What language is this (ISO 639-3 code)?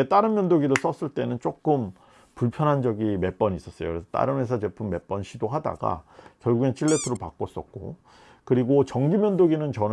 kor